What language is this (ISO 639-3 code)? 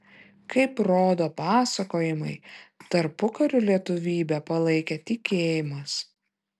lit